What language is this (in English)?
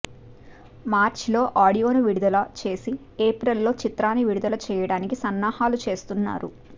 Telugu